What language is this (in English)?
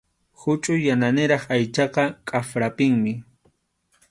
Arequipa-La Unión Quechua